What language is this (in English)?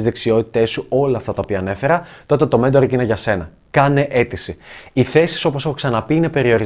Greek